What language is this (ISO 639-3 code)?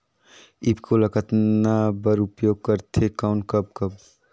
hne